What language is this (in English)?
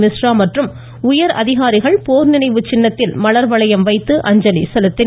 Tamil